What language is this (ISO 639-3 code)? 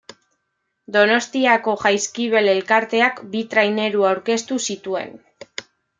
eus